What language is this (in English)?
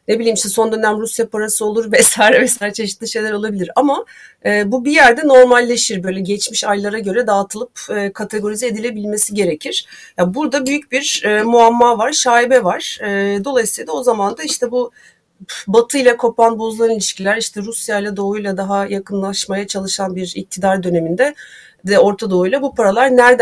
Turkish